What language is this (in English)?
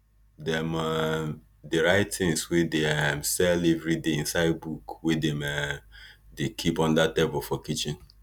Nigerian Pidgin